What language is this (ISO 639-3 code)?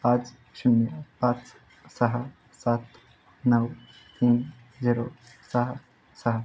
mar